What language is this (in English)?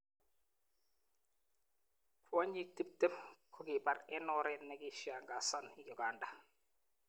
Kalenjin